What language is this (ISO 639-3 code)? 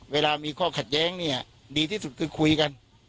tha